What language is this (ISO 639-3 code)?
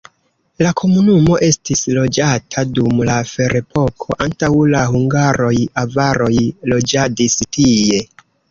epo